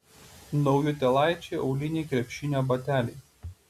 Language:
Lithuanian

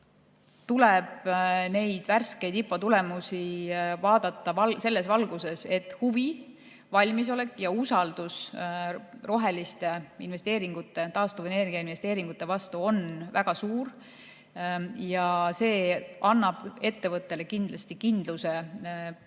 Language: Estonian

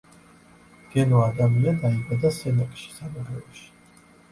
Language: Georgian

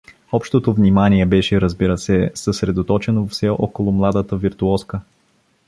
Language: Bulgarian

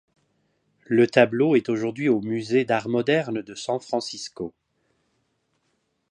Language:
French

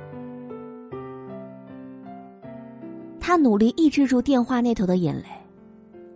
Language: Chinese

